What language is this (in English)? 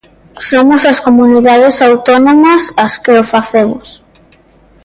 Galician